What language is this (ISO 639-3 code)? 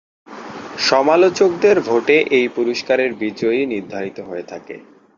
ben